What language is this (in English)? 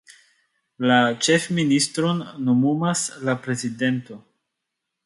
Esperanto